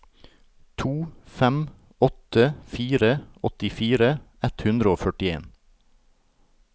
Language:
Norwegian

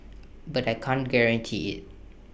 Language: English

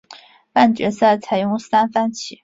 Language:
Chinese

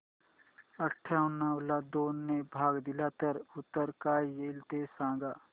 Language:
Marathi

